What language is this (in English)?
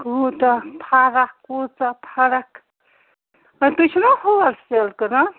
Kashmiri